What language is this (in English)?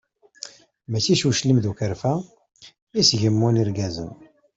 Kabyle